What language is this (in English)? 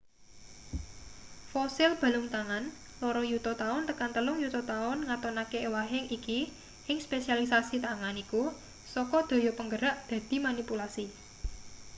Javanese